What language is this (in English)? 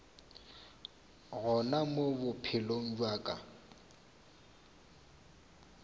Northern Sotho